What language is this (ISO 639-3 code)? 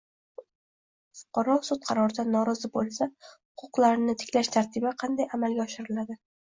uzb